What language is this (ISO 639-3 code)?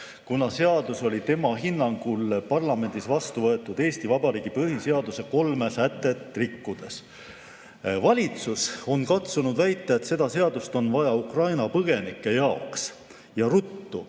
est